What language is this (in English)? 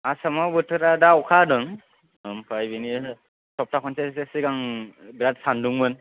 Bodo